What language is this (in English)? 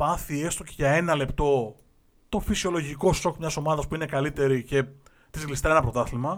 Greek